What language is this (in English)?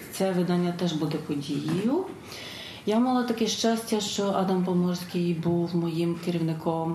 Ukrainian